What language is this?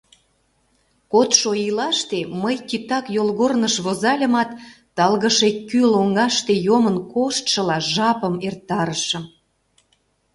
Mari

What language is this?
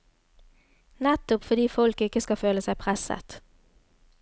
Norwegian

